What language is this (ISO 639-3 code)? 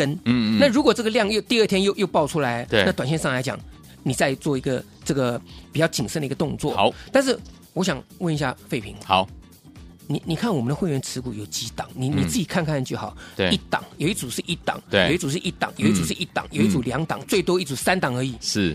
zho